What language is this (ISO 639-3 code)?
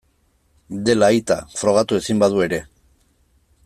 eus